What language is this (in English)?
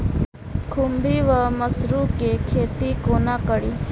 Maithili